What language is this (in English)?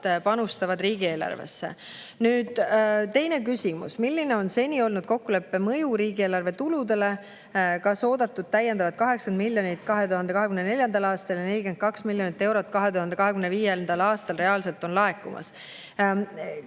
Estonian